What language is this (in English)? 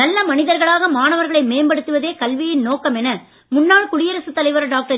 Tamil